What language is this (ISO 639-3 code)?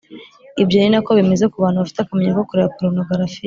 kin